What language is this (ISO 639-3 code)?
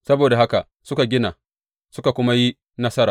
hau